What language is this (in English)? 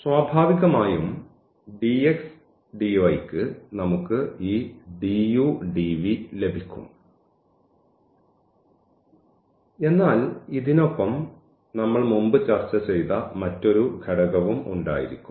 Malayalam